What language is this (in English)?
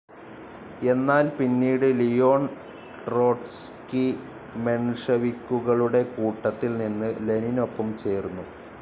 Malayalam